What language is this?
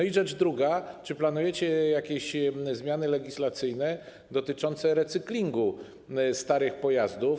Polish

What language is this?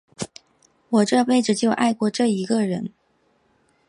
Chinese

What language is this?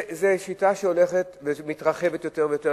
Hebrew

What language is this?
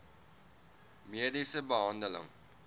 Afrikaans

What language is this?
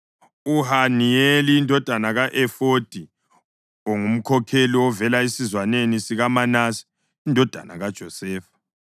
North Ndebele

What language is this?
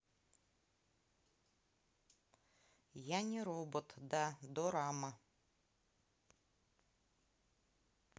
Russian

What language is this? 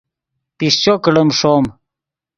Yidgha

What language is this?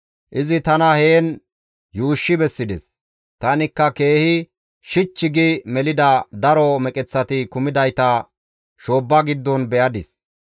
Gamo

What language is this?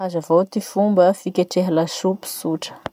Masikoro Malagasy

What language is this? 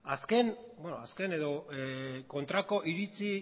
Basque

